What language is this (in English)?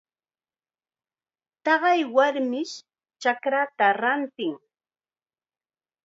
Chiquián Ancash Quechua